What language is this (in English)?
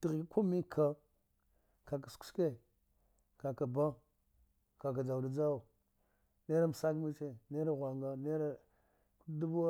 Dghwede